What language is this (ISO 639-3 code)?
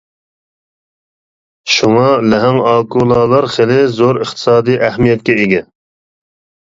uig